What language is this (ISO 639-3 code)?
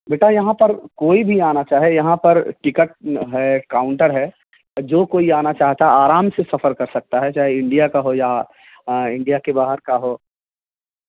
urd